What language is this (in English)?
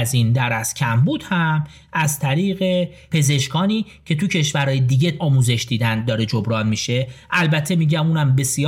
Persian